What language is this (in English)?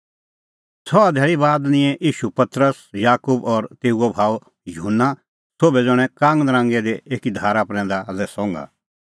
Kullu Pahari